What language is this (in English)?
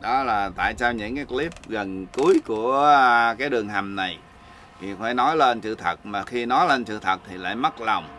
Vietnamese